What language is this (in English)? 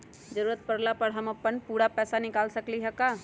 Magahi